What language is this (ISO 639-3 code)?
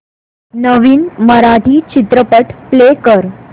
mar